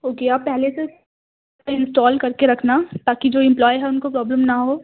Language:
Urdu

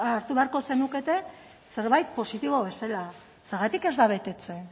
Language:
Basque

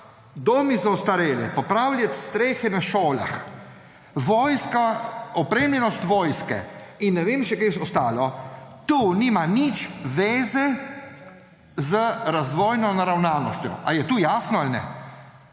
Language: Slovenian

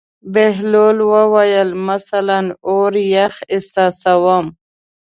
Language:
Pashto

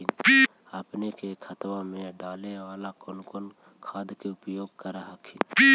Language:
Magahi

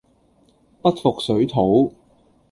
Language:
Cantonese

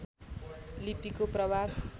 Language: Nepali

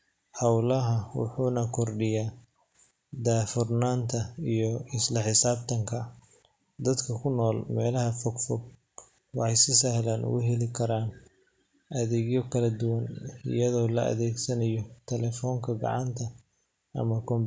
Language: Somali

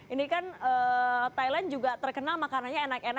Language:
Indonesian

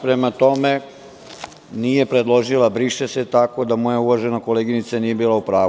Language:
Serbian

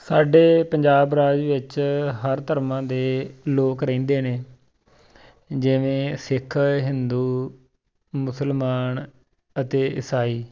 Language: Punjabi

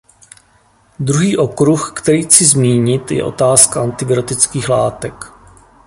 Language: Czech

